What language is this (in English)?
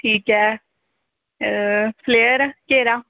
Punjabi